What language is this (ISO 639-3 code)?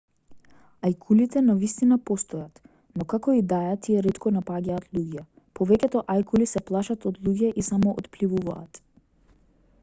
mkd